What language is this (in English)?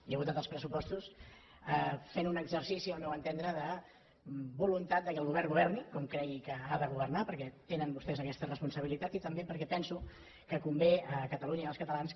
Catalan